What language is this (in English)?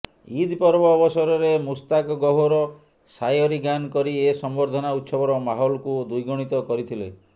Odia